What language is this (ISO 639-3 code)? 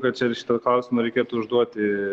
lit